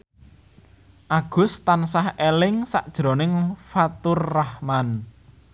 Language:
Javanese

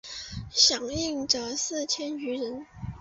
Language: Chinese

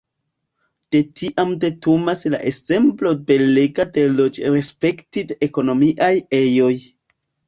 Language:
Esperanto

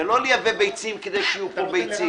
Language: Hebrew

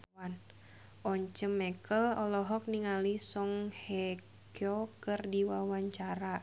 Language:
Sundanese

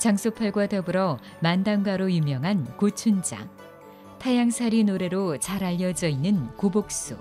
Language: Korean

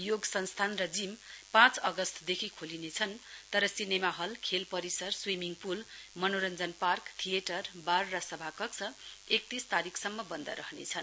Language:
Nepali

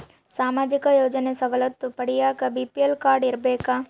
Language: Kannada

